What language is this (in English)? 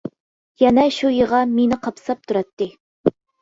Uyghur